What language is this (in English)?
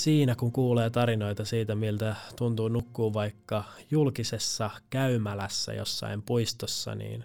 Finnish